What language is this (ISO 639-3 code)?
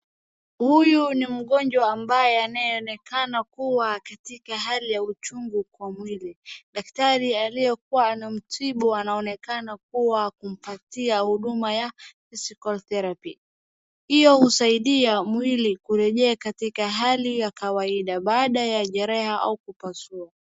swa